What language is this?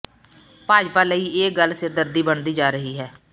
Punjabi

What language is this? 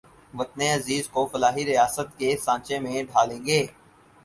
Urdu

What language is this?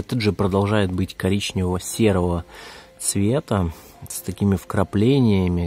Russian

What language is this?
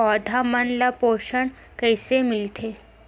Chhattisgarhi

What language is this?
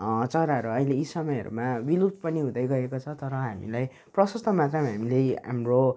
Nepali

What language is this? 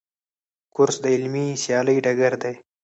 Pashto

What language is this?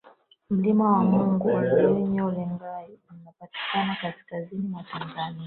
Swahili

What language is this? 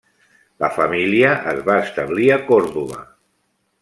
Catalan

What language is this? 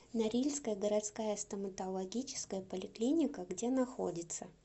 Russian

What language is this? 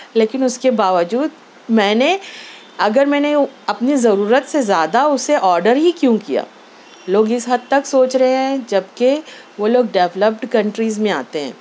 Urdu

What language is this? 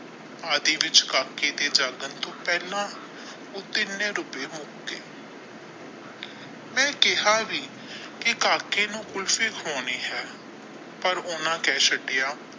Punjabi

